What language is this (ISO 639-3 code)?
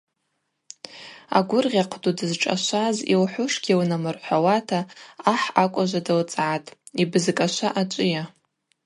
abq